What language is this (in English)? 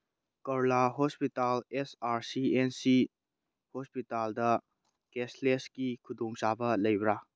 Manipuri